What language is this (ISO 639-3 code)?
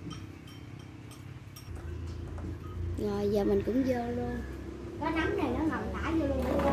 vie